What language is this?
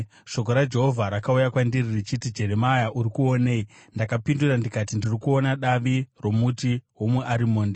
Shona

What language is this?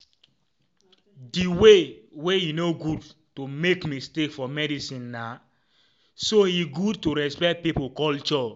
Nigerian Pidgin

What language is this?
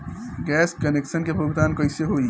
Bhojpuri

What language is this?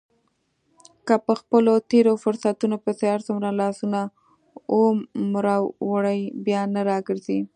Pashto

